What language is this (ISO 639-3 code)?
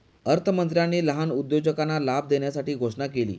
mar